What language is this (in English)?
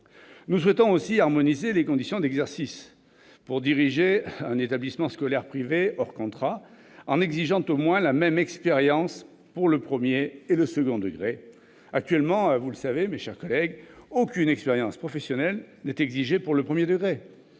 French